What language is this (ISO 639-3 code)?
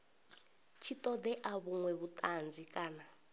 ven